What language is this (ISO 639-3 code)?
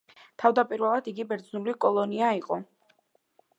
kat